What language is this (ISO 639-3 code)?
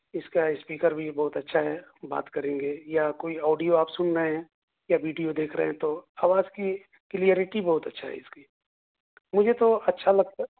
urd